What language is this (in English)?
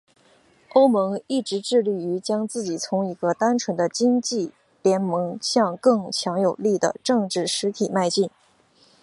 Chinese